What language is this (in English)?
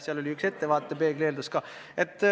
Estonian